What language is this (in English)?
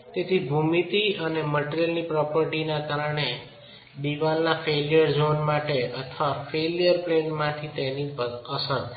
Gujarati